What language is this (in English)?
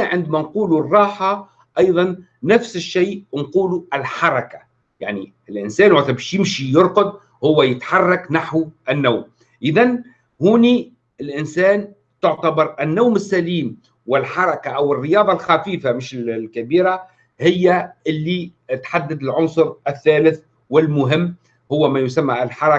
Arabic